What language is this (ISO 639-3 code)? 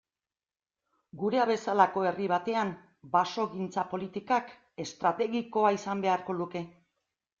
eus